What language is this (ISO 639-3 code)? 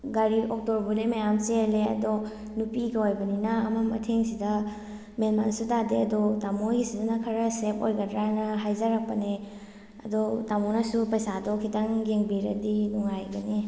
mni